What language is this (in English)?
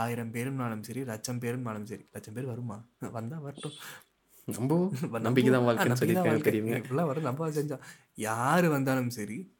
Tamil